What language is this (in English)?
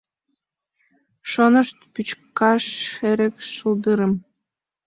Mari